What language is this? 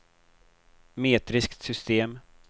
Swedish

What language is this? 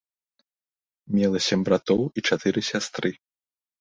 Belarusian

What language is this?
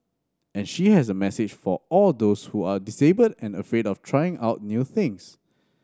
English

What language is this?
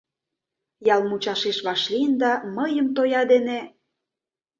Mari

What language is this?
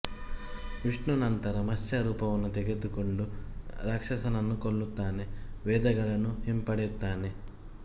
Kannada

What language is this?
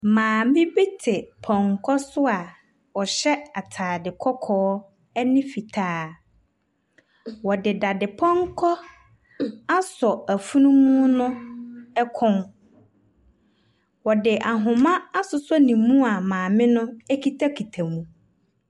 Akan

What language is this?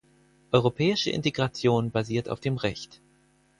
German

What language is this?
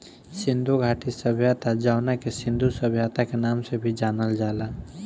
Bhojpuri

